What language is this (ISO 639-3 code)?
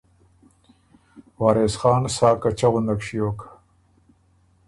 oru